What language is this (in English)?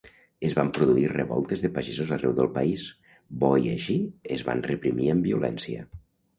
Catalan